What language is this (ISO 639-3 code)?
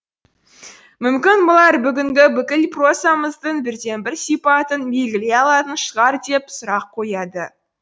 kaz